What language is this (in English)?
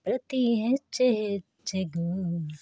Kannada